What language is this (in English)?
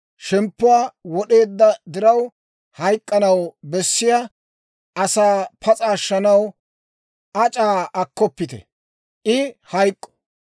Dawro